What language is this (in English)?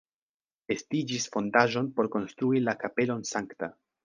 Esperanto